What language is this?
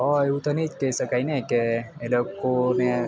Gujarati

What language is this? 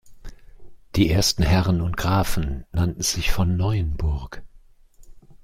German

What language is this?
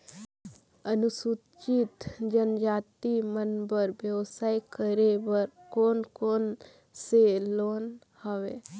Chhattisgarhi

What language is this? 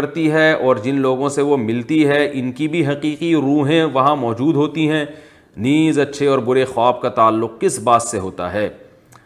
Urdu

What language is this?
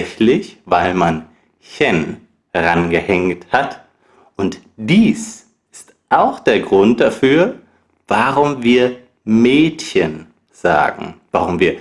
German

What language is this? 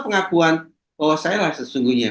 Indonesian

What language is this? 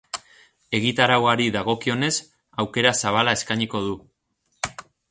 Basque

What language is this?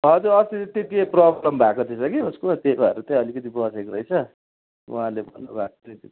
Nepali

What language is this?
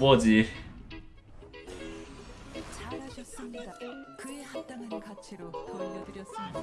Korean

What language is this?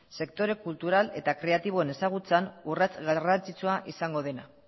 Basque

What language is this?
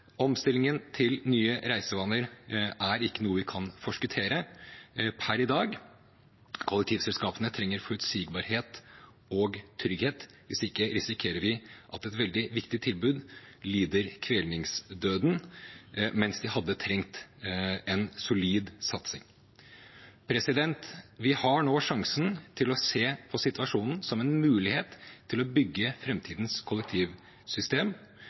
Norwegian Bokmål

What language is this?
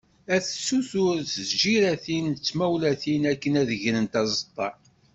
Kabyle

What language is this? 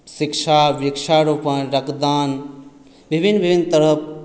Maithili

